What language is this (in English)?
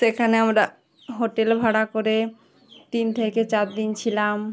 Bangla